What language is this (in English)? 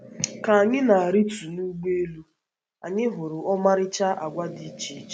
Igbo